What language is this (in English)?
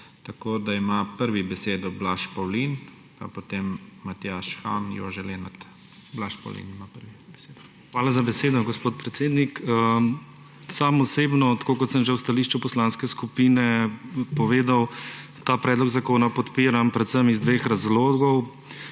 Slovenian